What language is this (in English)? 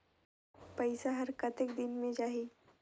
Chhattisgarhi